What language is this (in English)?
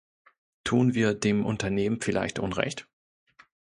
German